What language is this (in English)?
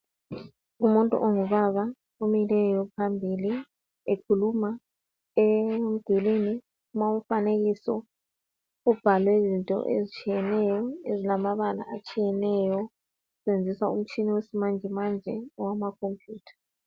North Ndebele